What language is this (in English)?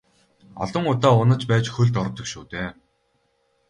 Mongolian